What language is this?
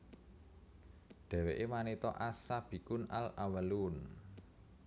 Javanese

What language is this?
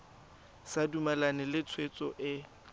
Tswana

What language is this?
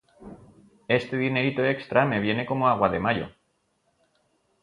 Spanish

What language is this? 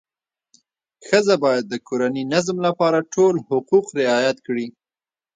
Pashto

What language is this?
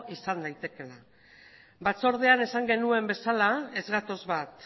Basque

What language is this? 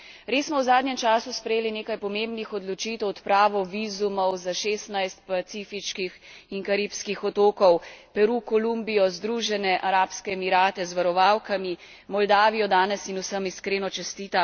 Slovenian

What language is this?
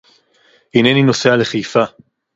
Hebrew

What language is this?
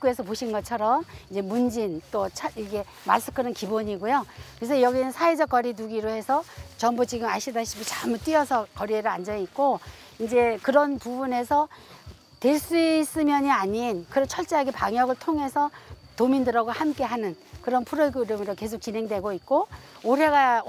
Korean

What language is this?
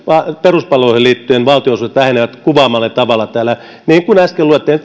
Finnish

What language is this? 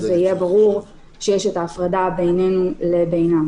Hebrew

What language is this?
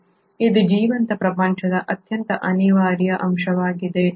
Kannada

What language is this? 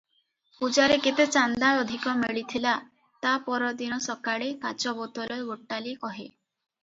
Odia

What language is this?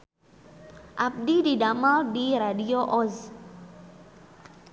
Sundanese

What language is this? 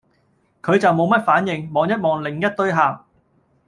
Cantonese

